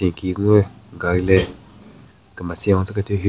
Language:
Southern Rengma Naga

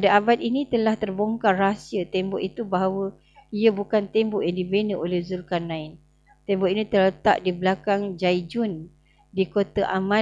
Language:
Malay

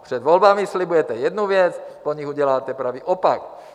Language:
Czech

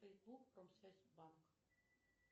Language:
Russian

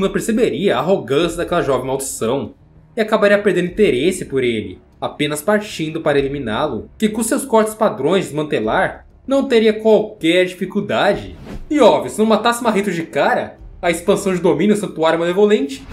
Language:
Portuguese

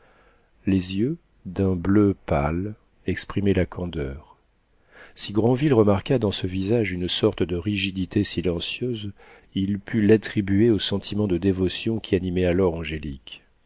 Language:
French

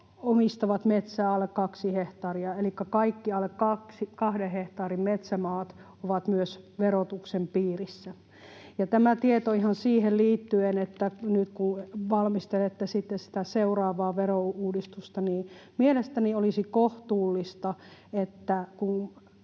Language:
Finnish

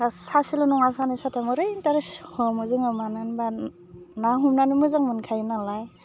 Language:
Bodo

